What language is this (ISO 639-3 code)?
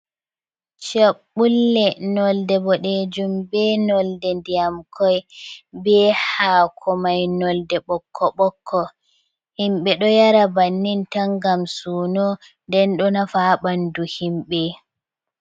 ful